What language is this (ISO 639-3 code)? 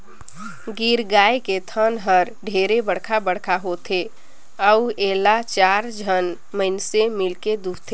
hne